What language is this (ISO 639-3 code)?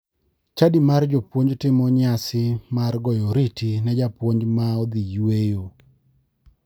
luo